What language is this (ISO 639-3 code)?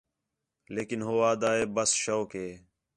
xhe